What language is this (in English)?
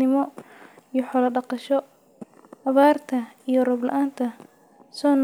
Somali